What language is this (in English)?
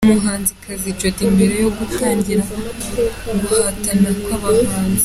Kinyarwanda